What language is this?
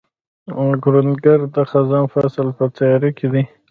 Pashto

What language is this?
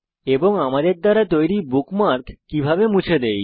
Bangla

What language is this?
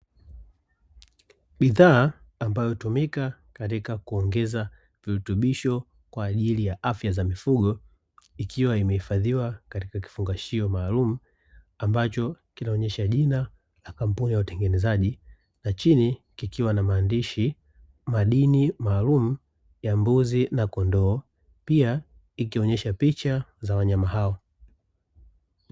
Swahili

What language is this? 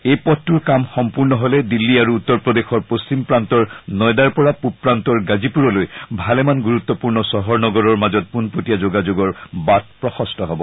Assamese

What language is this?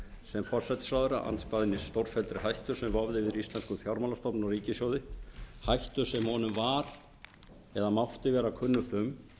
Icelandic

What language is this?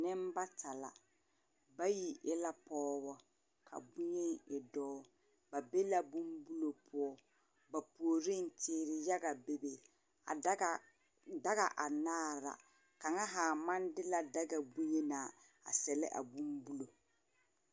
Southern Dagaare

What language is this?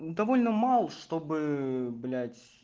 Russian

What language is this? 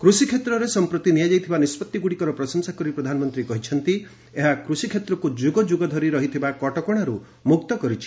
Odia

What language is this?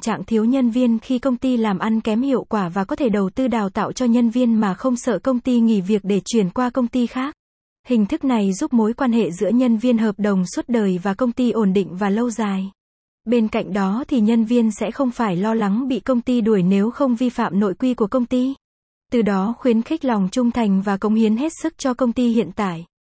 Vietnamese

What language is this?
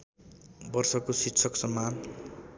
Nepali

